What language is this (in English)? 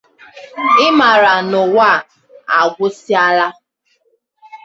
Igbo